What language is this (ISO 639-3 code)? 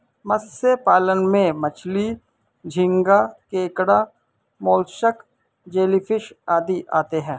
hin